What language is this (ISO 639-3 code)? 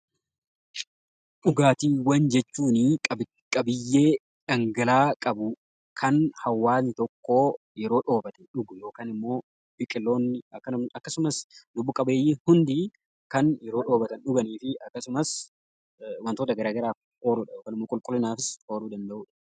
orm